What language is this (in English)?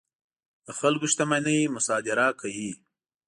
Pashto